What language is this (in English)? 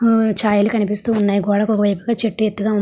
Telugu